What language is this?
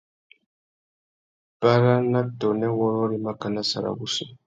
Tuki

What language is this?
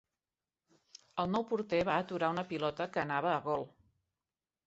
Catalan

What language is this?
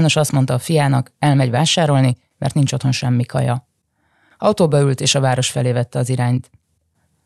Hungarian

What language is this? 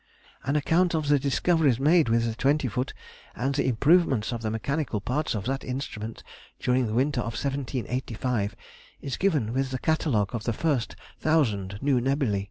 English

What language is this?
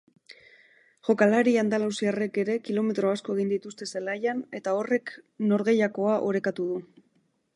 Basque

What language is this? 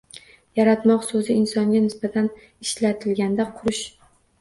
Uzbek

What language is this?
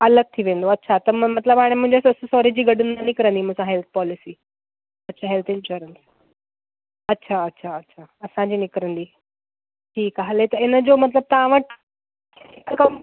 Sindhi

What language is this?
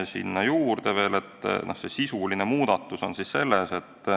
Estonian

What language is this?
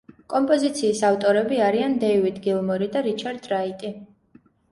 Georgian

